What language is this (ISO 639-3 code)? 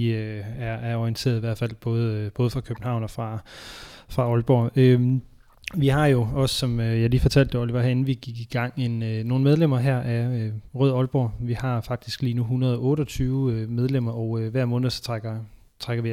dan